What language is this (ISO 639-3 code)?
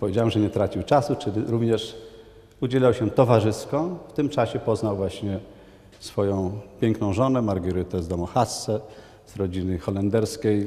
pol